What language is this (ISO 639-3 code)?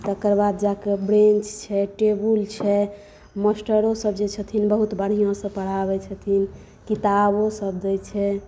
mai